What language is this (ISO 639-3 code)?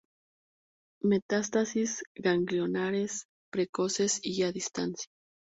spa